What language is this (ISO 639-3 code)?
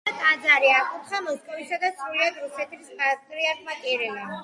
kat